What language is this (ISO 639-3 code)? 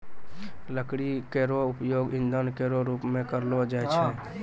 mai